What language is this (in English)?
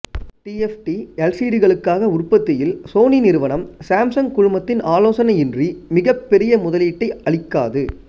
Tamil